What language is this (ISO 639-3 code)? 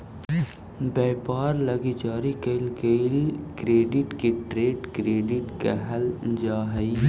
mag